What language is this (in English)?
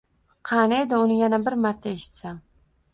Uzbek